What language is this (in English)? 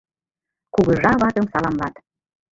Mari